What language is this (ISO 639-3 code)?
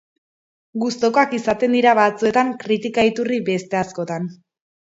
eus